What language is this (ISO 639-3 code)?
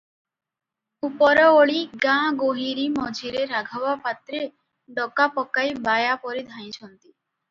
ori